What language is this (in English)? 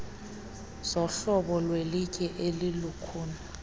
Xhosa